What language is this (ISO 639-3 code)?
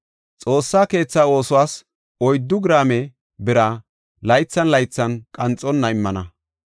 gof